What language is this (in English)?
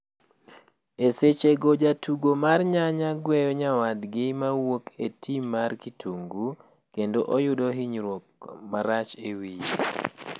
Luo (Kenya and Tanzania)